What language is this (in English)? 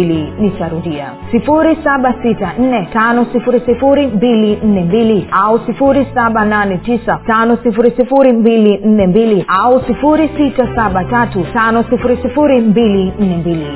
Swahili